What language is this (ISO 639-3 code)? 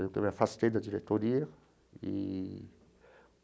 por